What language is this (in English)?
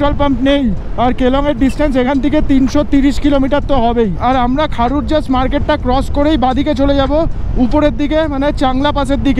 Hindi